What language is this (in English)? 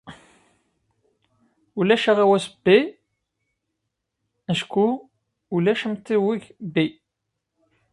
Kabyle